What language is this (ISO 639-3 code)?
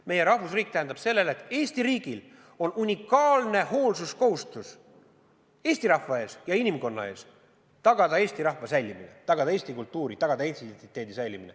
est